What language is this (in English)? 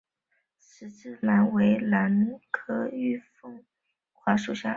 Chinese